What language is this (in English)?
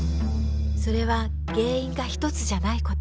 Japanese